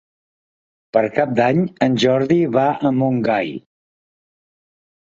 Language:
Catalan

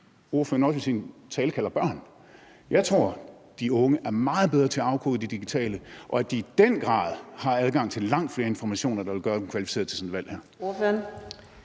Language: Danish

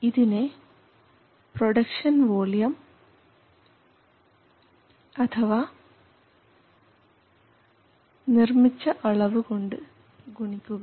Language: Malayalam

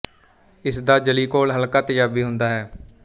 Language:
Punjabi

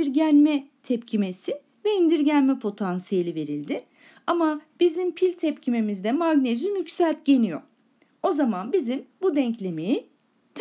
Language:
Turkish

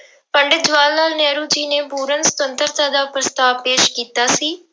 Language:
Punjabi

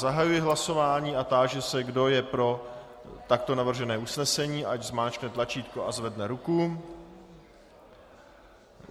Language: Czech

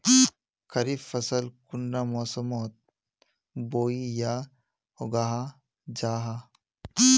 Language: Magahi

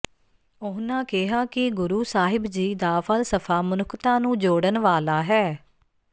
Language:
Punjabi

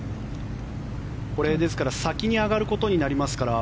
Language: Japanese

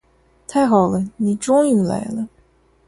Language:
Chinese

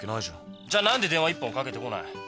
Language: Japanese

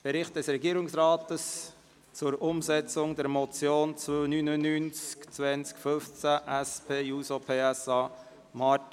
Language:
Swiss German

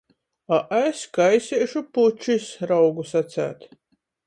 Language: Latgalian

